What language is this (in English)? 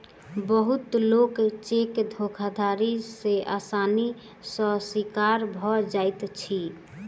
Maithili